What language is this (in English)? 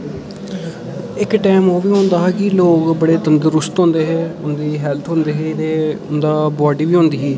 Dogri